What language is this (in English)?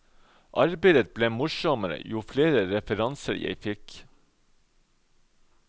Norwegian